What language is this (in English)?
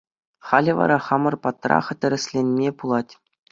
Chuvash